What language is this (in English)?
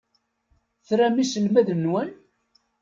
Kabyle